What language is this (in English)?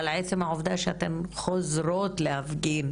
Hebrew